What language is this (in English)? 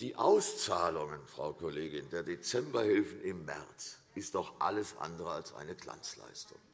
German